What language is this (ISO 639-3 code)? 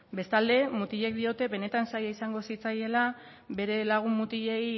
eus